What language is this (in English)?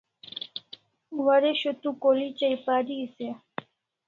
Kalasha